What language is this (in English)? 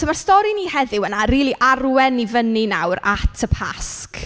Welsh